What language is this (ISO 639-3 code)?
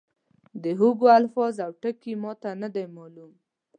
pus